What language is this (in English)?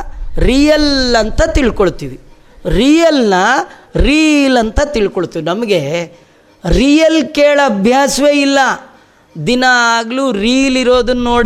Kannada